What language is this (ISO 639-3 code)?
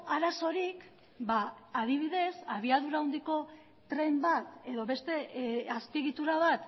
eus